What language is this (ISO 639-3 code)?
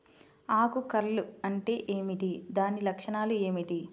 tel